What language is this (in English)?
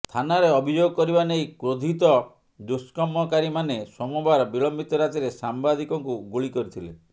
Odia